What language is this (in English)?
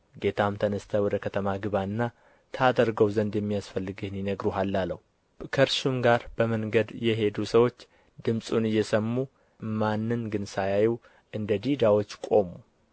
Amharic